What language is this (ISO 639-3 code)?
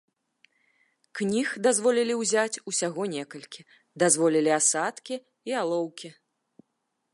bel